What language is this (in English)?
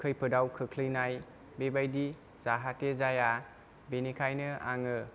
Bodo